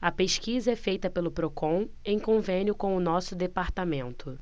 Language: Portuguese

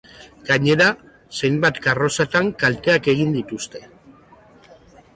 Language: Basque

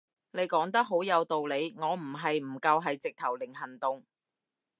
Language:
Cantonese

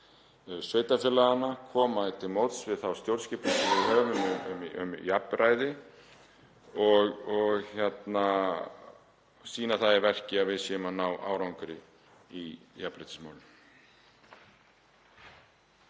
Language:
Icelandic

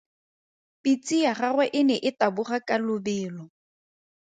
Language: Tswana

